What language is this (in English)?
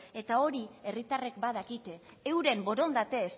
Basque